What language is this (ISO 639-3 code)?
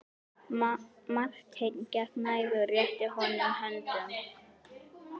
isl